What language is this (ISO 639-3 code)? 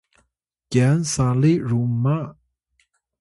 tay